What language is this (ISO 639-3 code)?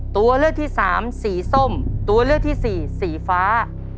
tha